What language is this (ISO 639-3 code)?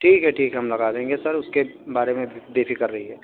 urd